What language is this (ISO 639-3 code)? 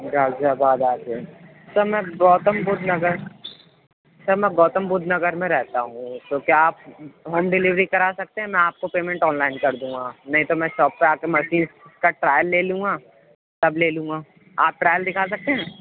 urd